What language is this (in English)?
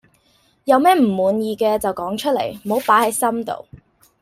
Cantonese